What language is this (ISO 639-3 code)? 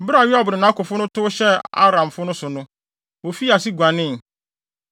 aka